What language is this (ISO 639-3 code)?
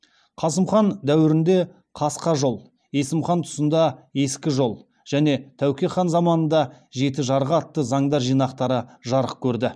kaz